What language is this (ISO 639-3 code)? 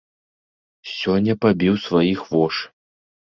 bel